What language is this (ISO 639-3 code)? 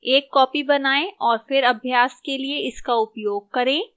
hin